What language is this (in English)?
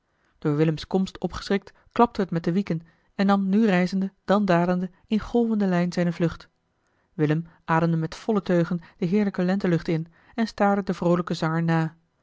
Dutch